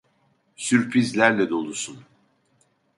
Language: Turkish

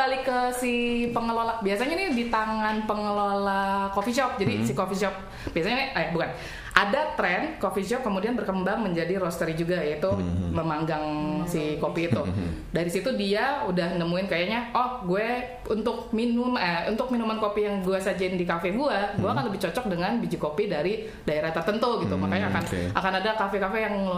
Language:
Indonesian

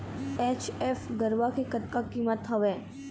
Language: Chhattisgarhi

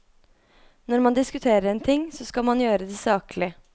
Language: Norwegian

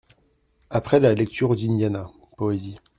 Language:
French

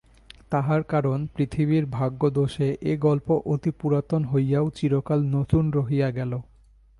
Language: Bangla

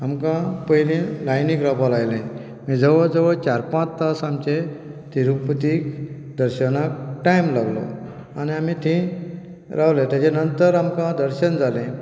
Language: Konkani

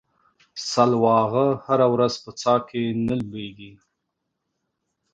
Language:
Pashto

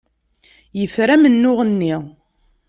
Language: Kabyle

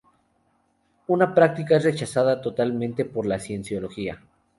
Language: Spanish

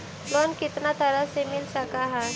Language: Magahi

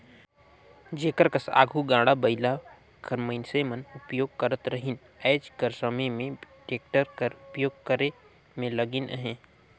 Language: Chhattisgarhi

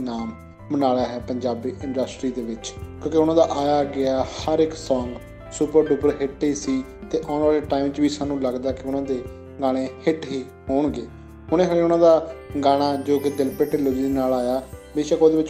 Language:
Romanian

